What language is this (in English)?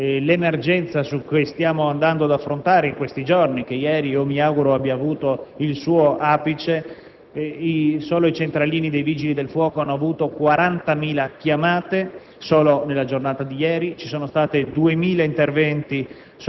Italian